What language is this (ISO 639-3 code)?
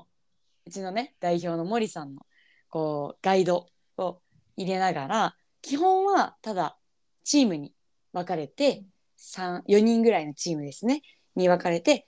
jpn